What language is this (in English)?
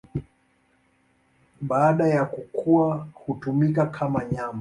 Swahili